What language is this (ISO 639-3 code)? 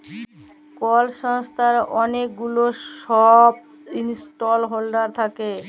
ben